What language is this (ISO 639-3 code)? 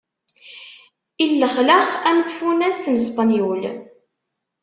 kab